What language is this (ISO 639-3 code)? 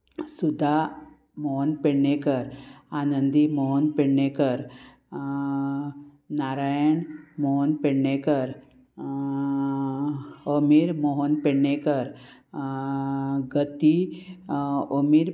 kok